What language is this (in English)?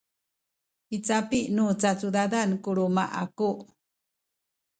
Sakizaya